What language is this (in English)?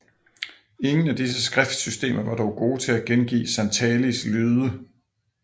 Danish